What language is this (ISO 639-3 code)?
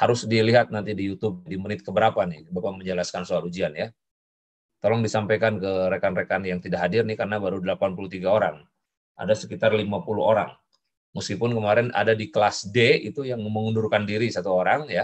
ind